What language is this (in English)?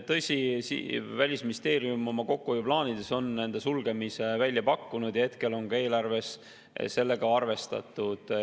Estonian